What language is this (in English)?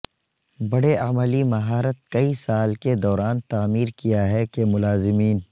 Urdu